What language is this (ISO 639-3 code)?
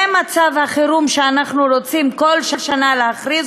heb